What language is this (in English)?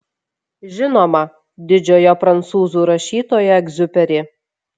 Lithuanian